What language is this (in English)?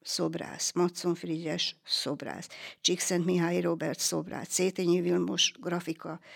Hungarian